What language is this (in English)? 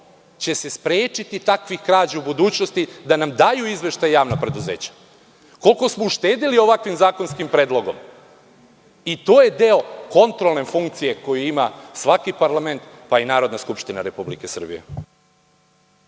Serbian